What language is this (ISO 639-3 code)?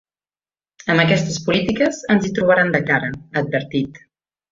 cat